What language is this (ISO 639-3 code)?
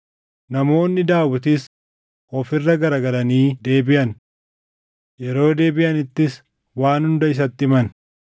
orm